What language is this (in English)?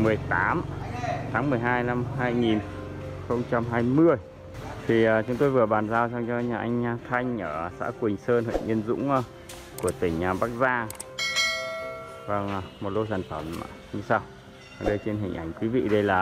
Vietnamese